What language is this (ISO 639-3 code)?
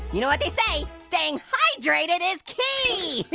eng